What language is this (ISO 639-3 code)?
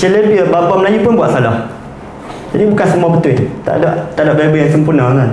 msa